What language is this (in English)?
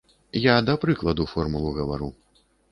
Belarusian